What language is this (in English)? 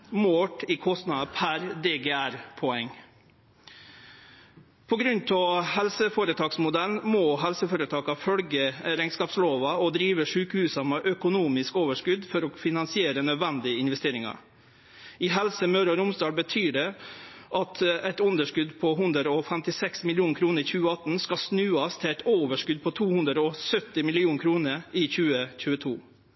Norwegian Nynorsk